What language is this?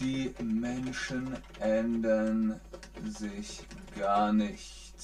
German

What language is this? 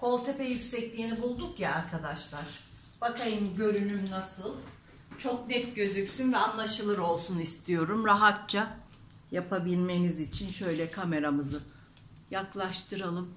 Turkish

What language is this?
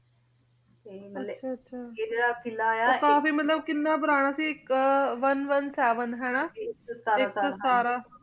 Punjabi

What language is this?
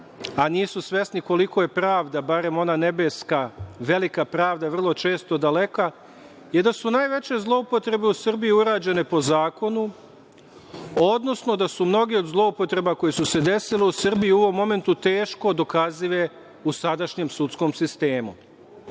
Serbian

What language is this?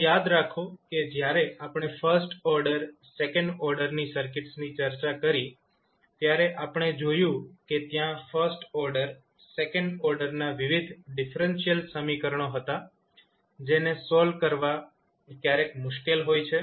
Gujarati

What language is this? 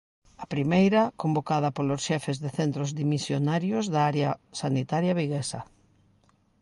Galician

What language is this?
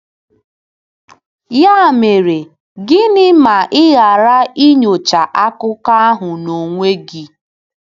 Igbo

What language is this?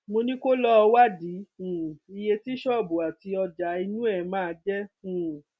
Yoruba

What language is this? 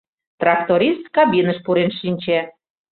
Mari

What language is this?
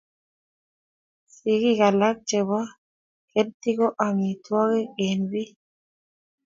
Kalenjin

